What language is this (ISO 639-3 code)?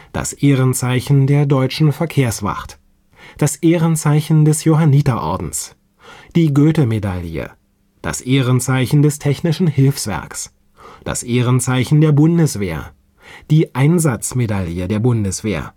deu